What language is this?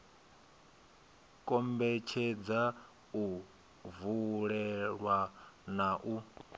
Venda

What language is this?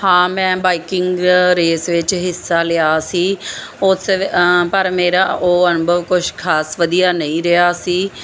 Punjabi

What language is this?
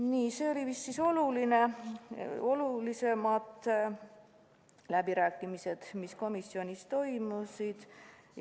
Estonian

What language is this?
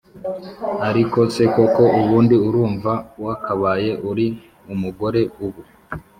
Kinyarwanda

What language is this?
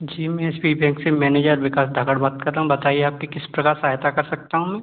Hindi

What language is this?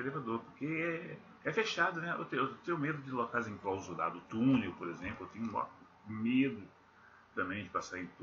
Portuguese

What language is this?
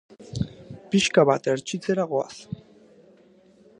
Basque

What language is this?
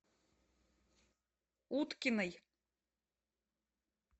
Russian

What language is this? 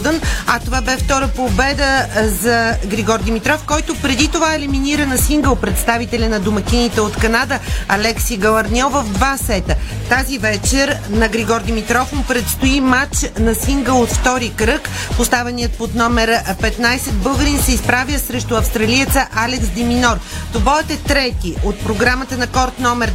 Bulgarian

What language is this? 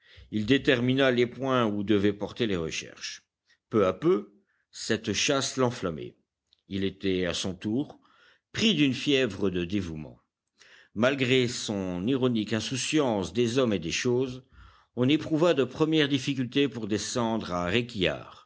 French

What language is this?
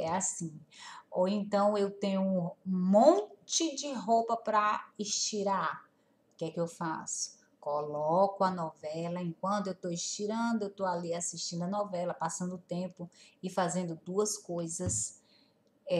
Portuguese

